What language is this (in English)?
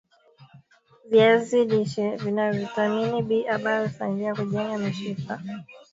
Swahili